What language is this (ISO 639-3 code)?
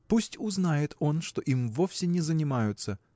rus